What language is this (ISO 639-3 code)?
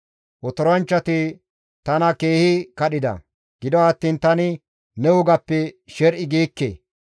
gmv